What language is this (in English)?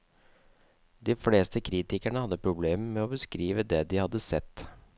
Norwegian